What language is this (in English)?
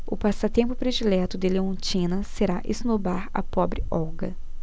Portuguese